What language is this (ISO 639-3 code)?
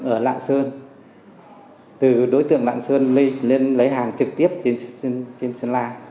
vie